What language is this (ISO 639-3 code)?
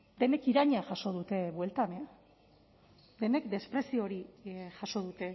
eus